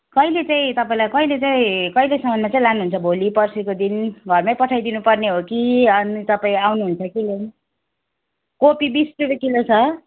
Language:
Nepali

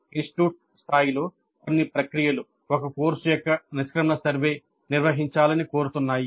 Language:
Telugu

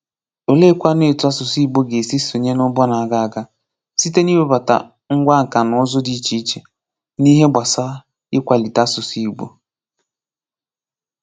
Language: Igbo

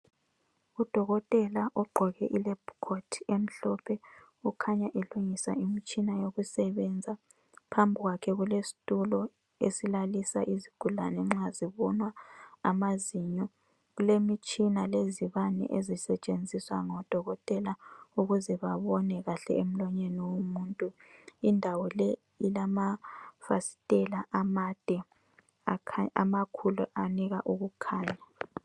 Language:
North Ndebele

